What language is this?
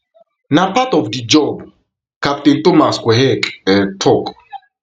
Nigerian Pidgin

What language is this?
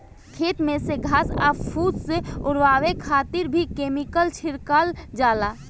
Bhojpuri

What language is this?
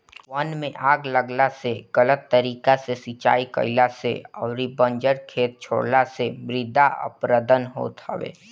Bhojpuri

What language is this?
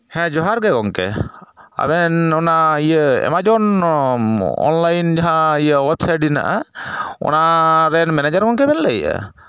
Santali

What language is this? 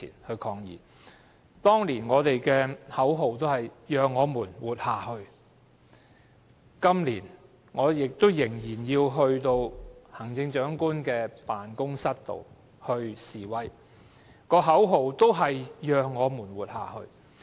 Cantonese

